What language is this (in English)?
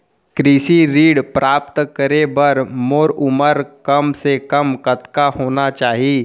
Chhattisgarhi